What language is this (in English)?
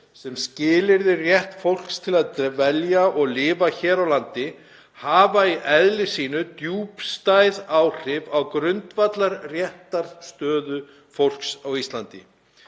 Icelandic